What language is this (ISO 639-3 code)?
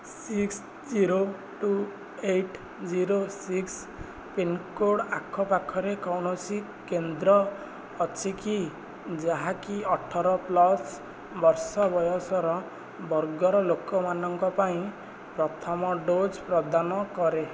ori